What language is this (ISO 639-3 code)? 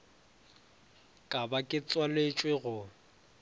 nso